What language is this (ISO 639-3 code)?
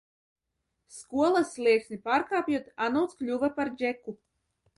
lav